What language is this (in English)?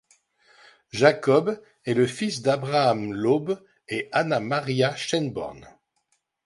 French